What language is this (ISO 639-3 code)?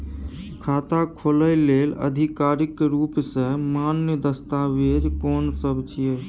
mai